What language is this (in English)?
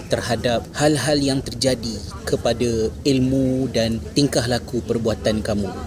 Malay